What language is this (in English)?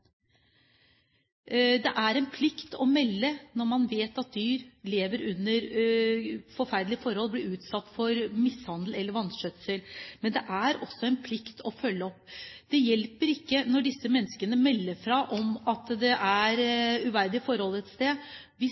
Norwegian Bokmål